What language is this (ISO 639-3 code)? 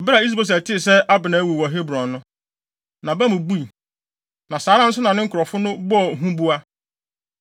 aka